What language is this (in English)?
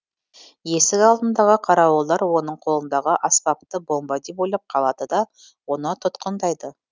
Kazakh